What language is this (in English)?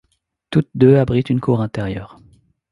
French